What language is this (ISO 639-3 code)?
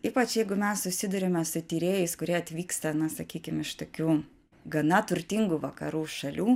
lit